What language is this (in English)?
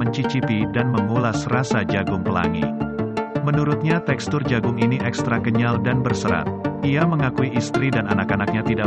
Indonesian